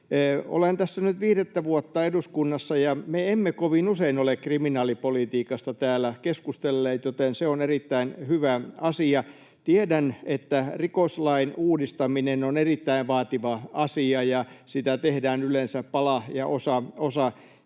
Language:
Finnish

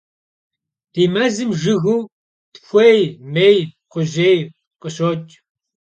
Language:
Kabardian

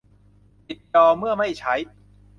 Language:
Thai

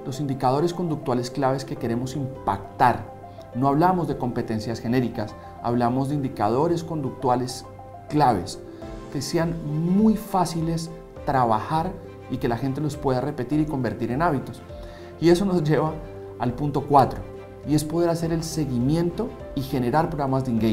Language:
Spanish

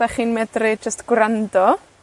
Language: Welsh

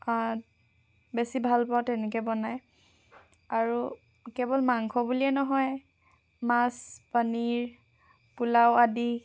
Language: Assamese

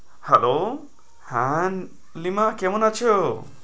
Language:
Bangla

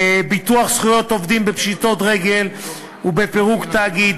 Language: Hebrew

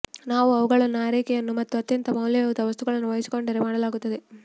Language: Kannada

